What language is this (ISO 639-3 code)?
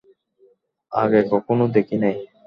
ben